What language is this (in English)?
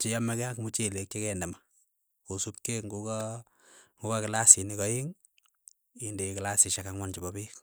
Keiyo